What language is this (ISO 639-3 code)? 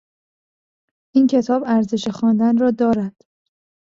fas